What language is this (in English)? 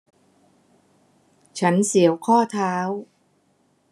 Thai